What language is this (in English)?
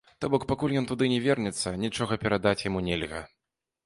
Belarusian